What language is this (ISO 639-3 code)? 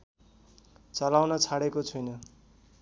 nep